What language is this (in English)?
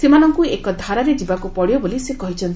Odia